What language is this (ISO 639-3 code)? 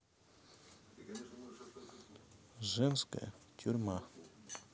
rus